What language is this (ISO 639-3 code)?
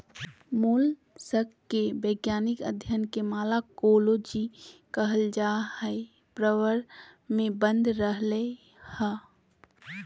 mag